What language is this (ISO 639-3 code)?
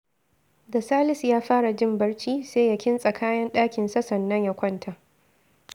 hau